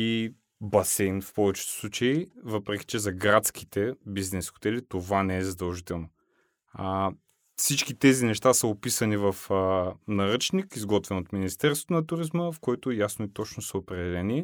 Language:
Bulgarian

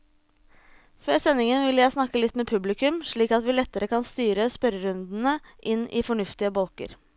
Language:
Norwegian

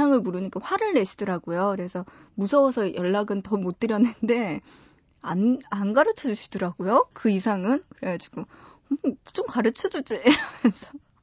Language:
Korean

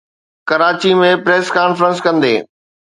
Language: Sindhi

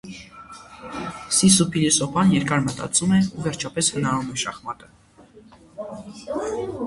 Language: Armenian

